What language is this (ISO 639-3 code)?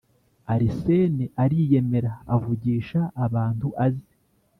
kin